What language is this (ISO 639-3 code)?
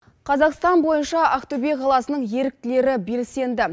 kaz